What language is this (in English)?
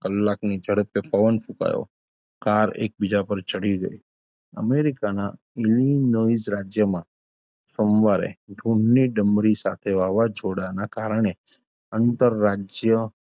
Gujarati